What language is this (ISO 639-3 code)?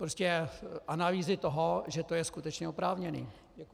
ces